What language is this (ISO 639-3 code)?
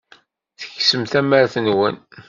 kab